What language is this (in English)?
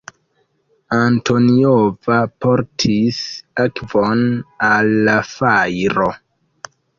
Esperanto